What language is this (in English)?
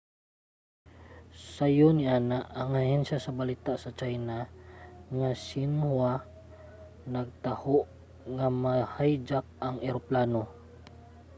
Cebuano